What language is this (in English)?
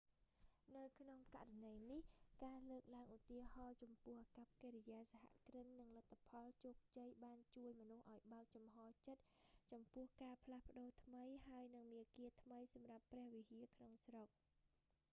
Khmer